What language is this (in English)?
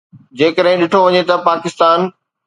Sindhi